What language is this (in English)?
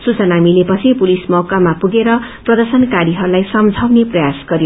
Nepali